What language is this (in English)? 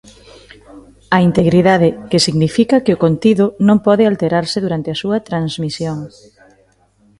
Galician